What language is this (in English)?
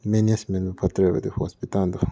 Manipuri